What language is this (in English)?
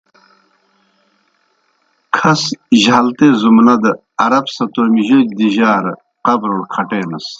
Kohistani Shina